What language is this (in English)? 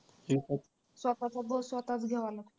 Marathi